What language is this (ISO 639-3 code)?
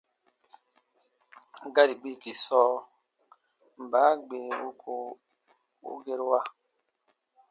bba